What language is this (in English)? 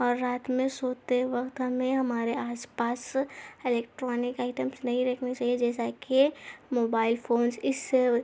Urdu